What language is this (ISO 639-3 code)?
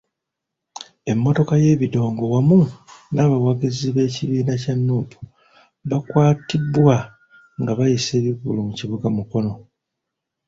lug